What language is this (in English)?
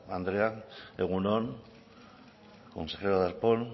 Basque